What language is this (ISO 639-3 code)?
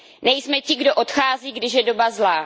ces